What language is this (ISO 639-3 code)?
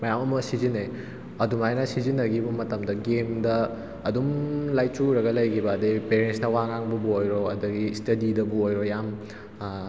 mni